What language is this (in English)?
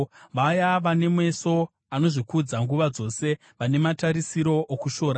Shona